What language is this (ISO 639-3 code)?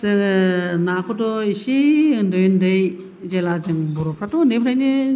brx